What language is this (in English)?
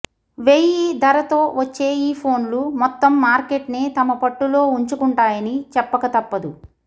Telugu